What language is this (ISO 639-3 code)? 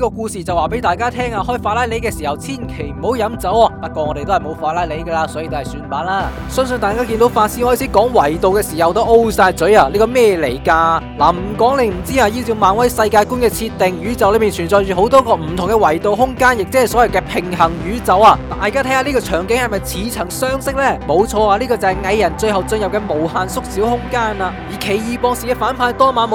zho